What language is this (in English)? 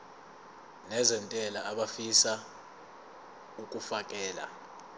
Zulu